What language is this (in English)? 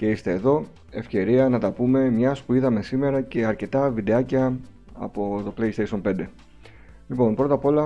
Greek